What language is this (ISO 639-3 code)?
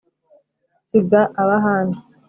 kin